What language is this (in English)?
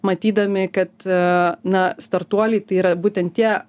Lithuanian